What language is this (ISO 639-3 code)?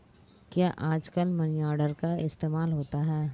hin